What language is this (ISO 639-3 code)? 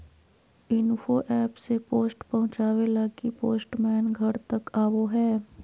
mag